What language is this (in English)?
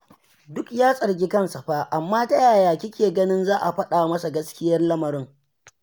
Hausa